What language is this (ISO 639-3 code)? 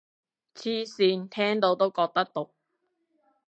yue